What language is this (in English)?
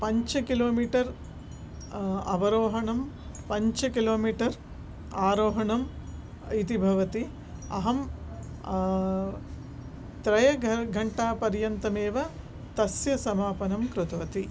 Sanskrit